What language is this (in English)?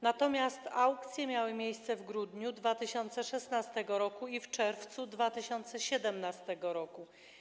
Polish